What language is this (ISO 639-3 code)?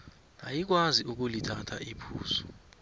nbl